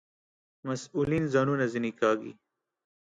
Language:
Pashto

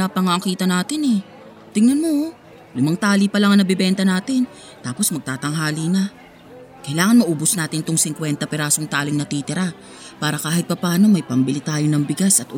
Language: Filipino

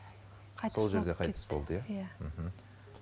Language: Kazakh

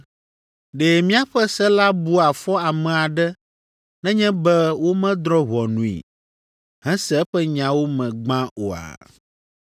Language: Ewe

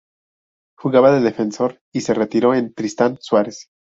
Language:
Spanish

